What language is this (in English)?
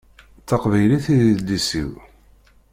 Kabyle